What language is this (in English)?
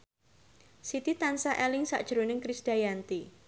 Javanese